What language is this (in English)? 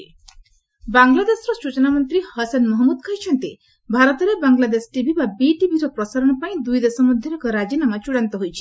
Odia